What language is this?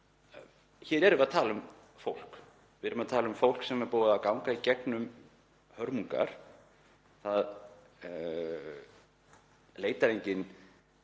Icelandic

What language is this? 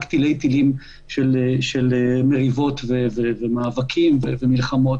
Hebrew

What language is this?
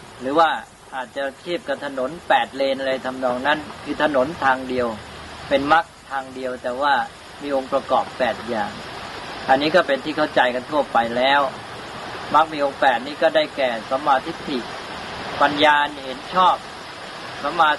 Thai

